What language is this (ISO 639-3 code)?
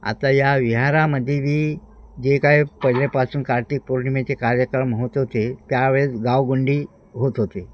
mar